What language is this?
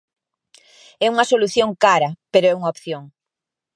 Galician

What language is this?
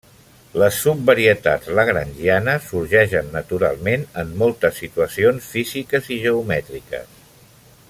Catalan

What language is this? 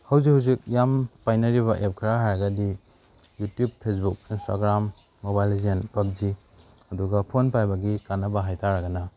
Manipuri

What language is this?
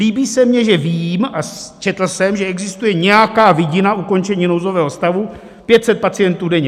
Czech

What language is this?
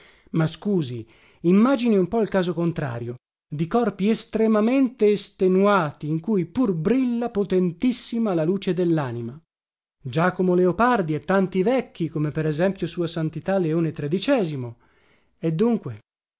Italian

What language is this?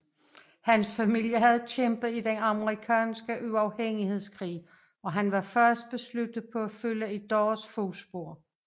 Danish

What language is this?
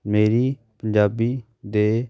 Punjabi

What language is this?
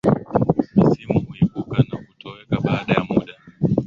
Swahili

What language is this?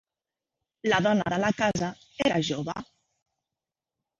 Catalan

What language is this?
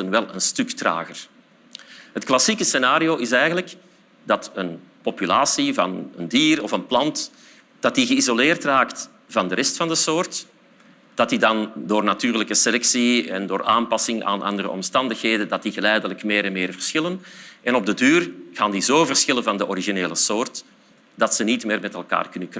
Dutch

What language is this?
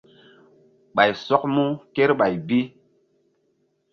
Mbum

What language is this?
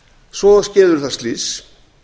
Icelandic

